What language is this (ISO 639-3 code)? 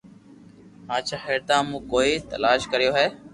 lrk